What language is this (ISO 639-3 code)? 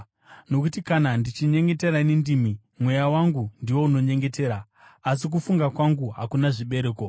sna